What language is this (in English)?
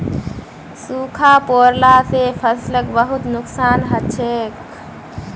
Magahi